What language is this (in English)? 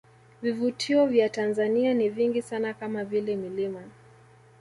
Swahili